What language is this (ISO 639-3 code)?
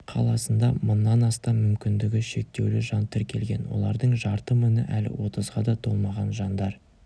kaz